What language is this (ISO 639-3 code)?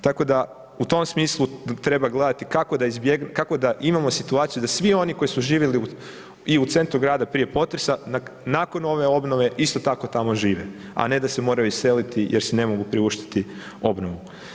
hrv